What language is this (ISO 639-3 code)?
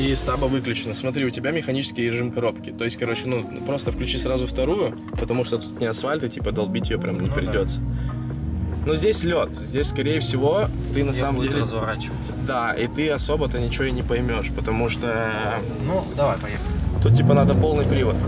rus